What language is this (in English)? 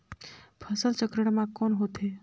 Chhattisgarhi